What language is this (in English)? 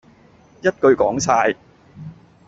Cantonese